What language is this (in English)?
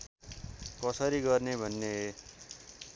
Nepali